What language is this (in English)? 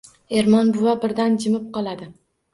Uzbek